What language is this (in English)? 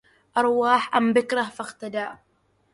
Arabic